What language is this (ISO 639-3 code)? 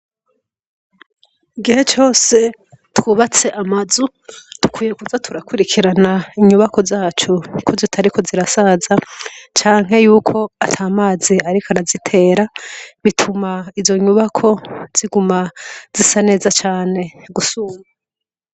run